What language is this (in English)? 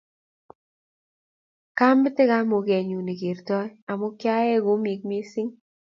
Kalenjin